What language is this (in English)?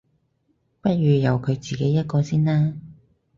Cantonese